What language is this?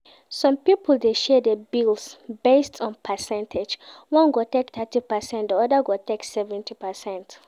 Nigerian Pidgin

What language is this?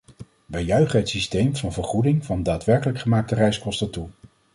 Dutch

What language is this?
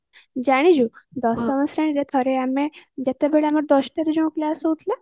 Odia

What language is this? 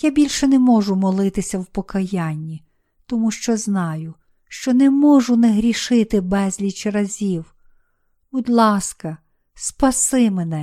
Ukrainian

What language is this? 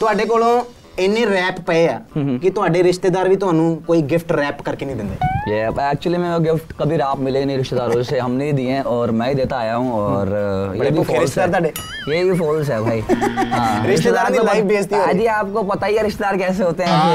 Punjabi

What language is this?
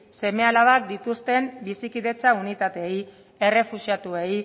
Basque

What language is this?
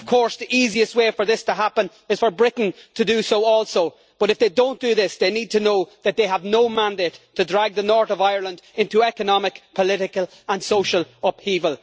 English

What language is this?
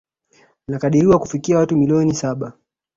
Swahili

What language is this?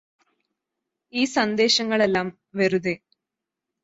Malayalam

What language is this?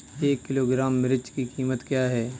Hindi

